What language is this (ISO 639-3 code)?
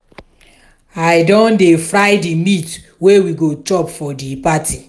pcm